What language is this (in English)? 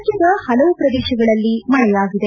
Kannada